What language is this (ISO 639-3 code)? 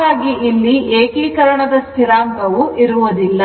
kan